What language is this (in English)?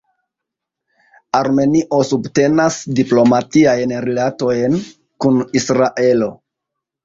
Esperanto